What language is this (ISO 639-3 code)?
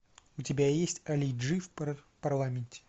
rus